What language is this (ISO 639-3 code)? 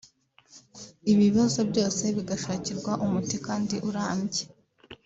kin